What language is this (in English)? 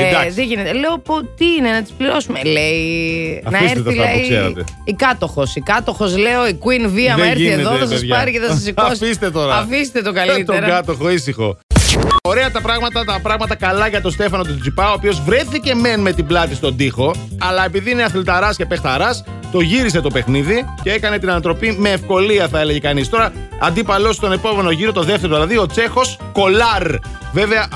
Greek